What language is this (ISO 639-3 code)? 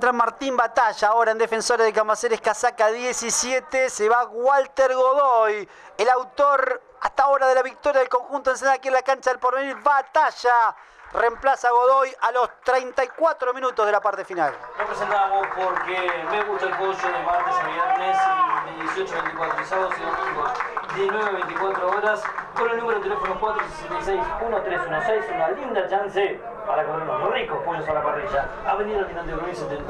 spa